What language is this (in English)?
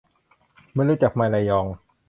Thai